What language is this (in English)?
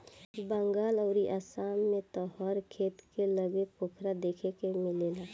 Bhojpuri